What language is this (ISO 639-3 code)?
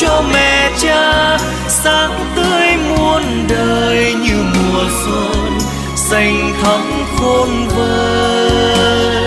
vie